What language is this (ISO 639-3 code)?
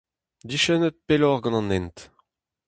bre